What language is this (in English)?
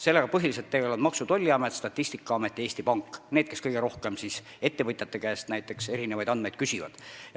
Estonian